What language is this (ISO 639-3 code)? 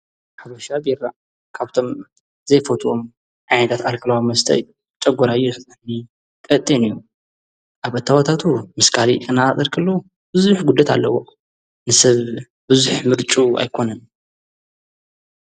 tir